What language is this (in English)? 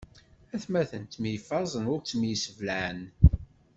Kabyle